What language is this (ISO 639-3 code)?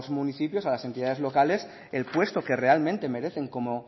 spa